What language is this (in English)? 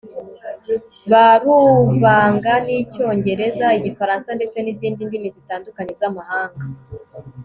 Kinyarwanda